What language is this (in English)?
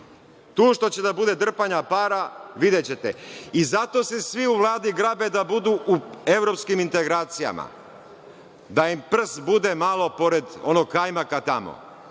Serbian